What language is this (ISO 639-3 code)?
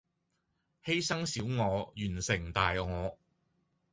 yue